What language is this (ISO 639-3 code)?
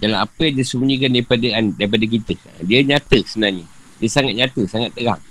msa